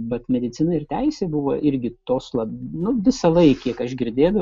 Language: Lithuanian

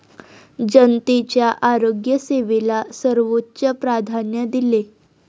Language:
Marathi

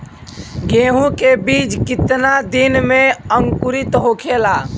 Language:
Bhojpuri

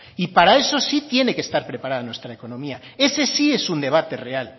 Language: Spanish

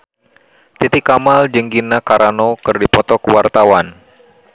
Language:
Sundanese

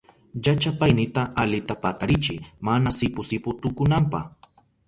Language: Southern Pastaza Quechua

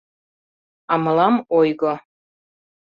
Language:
Mari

